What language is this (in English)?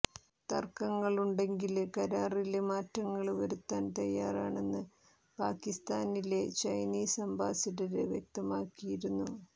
Malayalam